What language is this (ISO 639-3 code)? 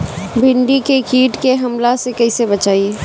bho